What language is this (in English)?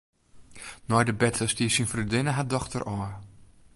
Western Frisian